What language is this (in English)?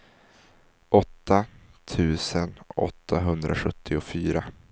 Swedish